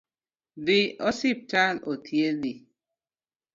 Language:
Luo (Kenya and Tanzania)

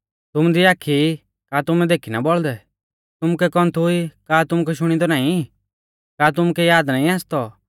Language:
Mahasu Pahari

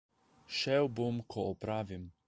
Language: Slovenian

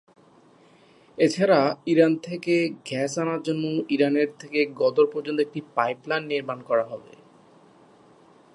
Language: Bangla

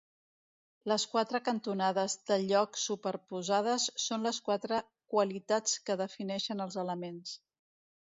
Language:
Catalan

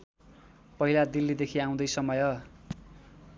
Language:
Nepali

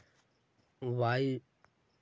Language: Magahi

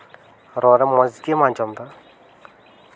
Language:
Santali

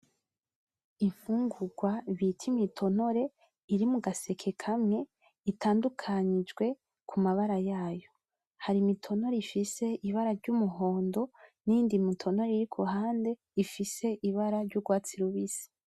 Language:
Rundi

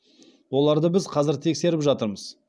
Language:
Kazakh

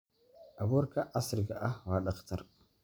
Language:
Somali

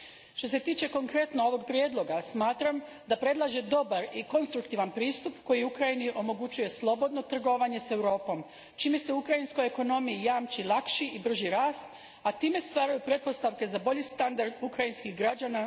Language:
Croatian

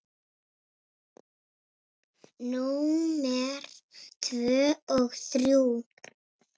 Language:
Icelandic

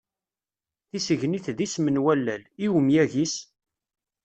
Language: Kabyle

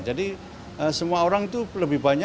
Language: Indonesian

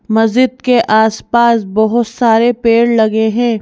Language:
Hindi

